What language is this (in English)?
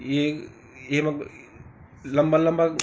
Garhwali